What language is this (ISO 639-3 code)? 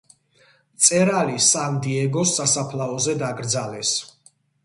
kat